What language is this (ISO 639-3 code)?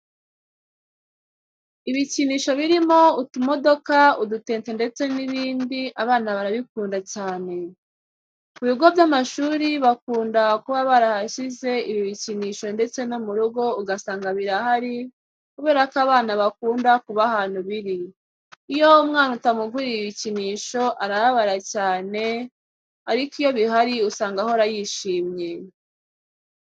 kin